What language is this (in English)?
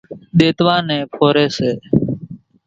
Kachi Koli